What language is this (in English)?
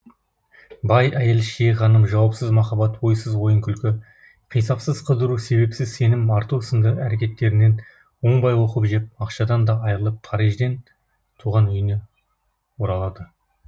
Kazakh